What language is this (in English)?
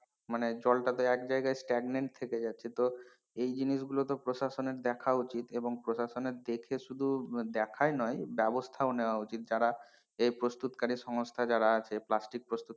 Bangla